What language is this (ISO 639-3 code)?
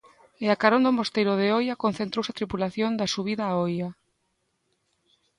glg